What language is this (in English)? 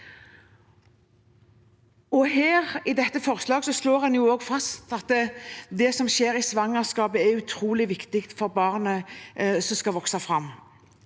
Norwegian